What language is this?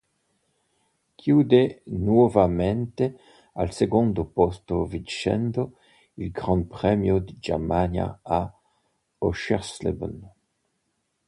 Italian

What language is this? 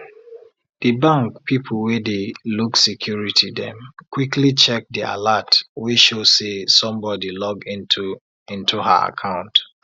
Nigerian Pidgin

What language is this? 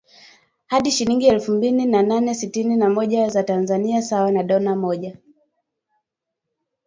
Swahili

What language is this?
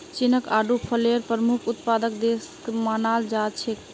Magahi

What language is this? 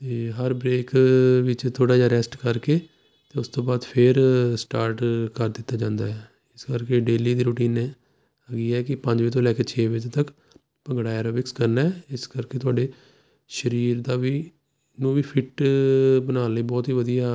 Punjabi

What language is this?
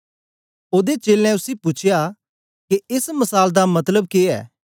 Dogri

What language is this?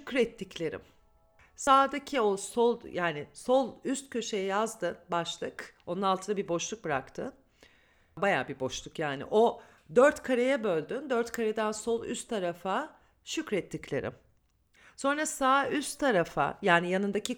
Turkish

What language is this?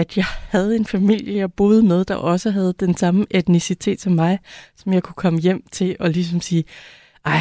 Danish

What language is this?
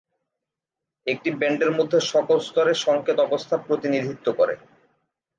Bangla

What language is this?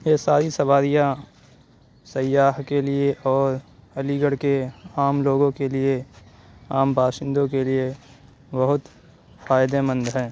Urdu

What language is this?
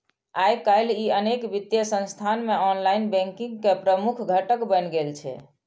Maithili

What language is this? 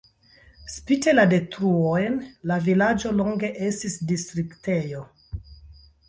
Esperanto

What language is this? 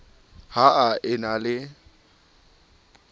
Southern Sotho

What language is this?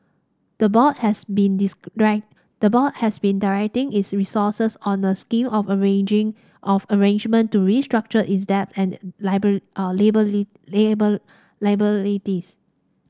English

